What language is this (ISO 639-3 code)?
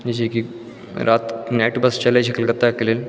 mai